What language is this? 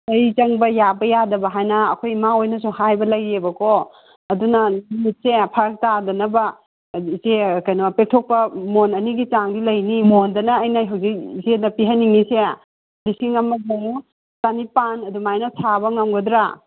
Manipuri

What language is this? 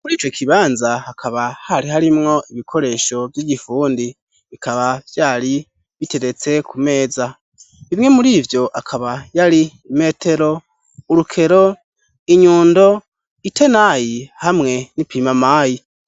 Rundi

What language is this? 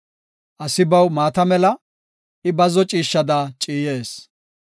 Gofa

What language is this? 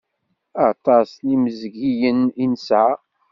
Kabyle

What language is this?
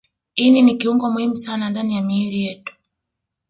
Swahili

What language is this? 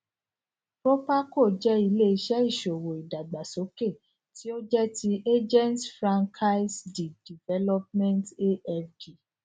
Yoruba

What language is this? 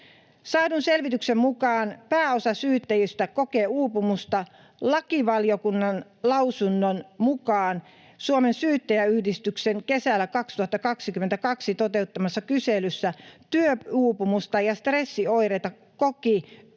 Finnish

